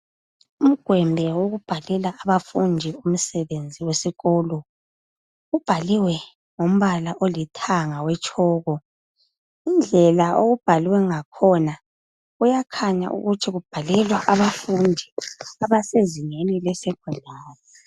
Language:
North Ndebele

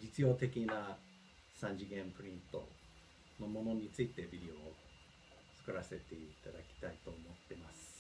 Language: Japanese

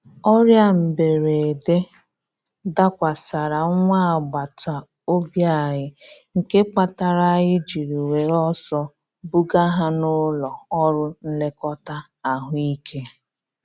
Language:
Igbo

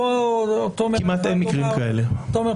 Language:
Hebrew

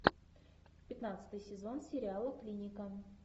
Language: Russian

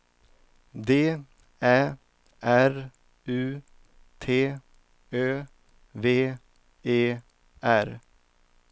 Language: Swedish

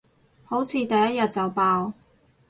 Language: Cantonese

